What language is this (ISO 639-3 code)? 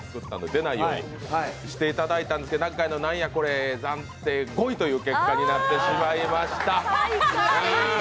jpn